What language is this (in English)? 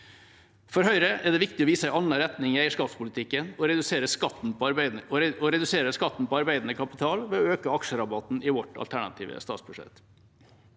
Norwegian